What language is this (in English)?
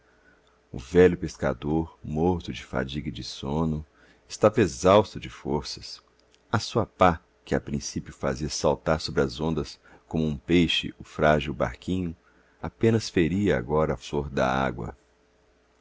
Portuguese